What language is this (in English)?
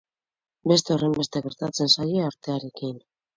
Basque